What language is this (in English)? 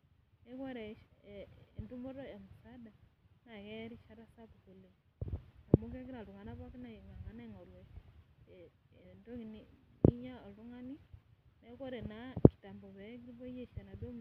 Masai